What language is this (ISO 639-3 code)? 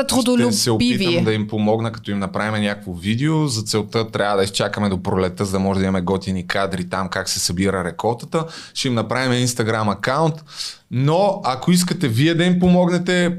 bul